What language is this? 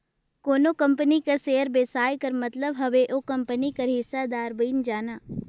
Chhattisgarhi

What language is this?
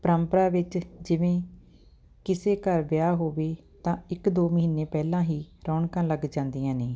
Punjabi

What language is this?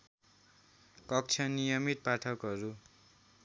Nepali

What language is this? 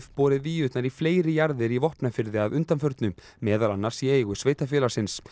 Icelandic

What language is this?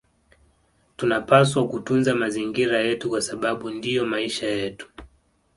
Swahili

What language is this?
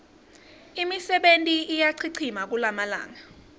Swati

